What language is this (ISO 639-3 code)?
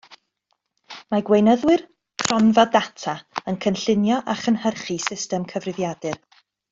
cym